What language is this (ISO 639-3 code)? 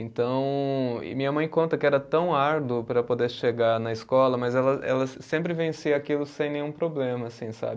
por